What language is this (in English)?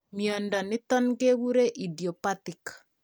Kalenjin